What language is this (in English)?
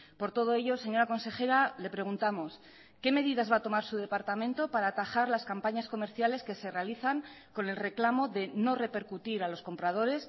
Spanish